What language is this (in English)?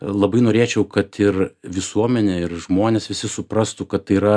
Lithuanian